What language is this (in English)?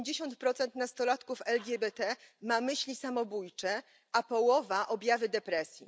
Polish